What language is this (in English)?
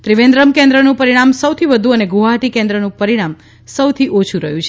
Gujarati